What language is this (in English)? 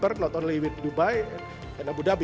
Indonesian